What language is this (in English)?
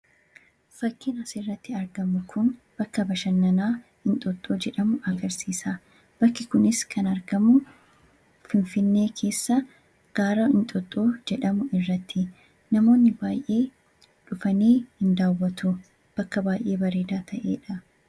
Oromo